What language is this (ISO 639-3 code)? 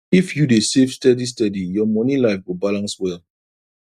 pcm